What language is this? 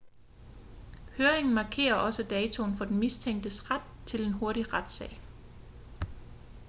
Danish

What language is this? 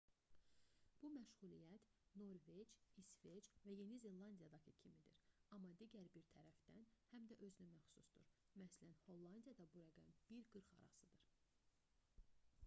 Azerbaijani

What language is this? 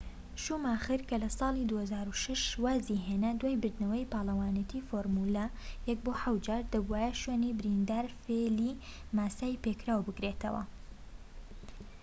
Central Kurdish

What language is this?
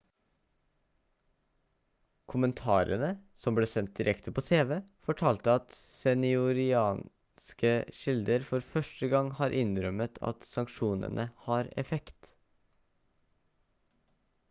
Norwegian Bokmål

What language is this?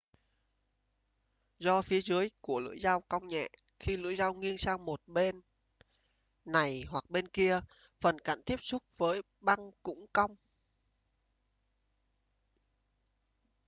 Vietnamese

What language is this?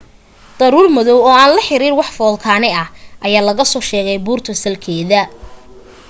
Somali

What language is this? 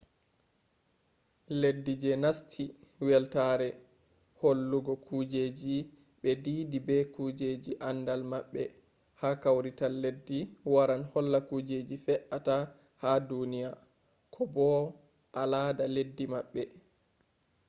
Fula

